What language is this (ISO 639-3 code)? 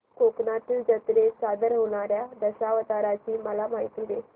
mar